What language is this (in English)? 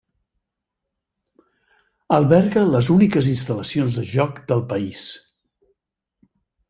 Catalan